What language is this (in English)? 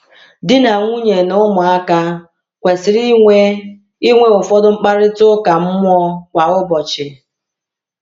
Igbo